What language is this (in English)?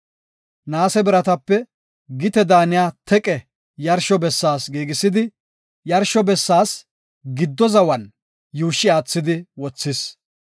Gofa